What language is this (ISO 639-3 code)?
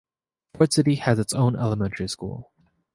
eng